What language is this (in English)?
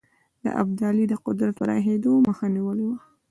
Pashto